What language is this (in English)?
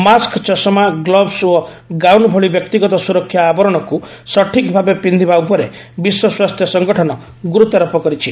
Odia